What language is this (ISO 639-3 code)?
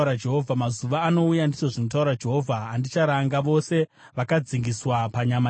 sna